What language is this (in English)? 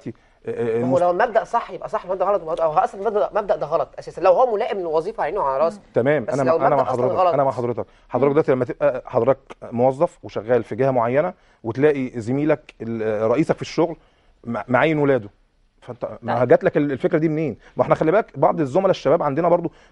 Arabic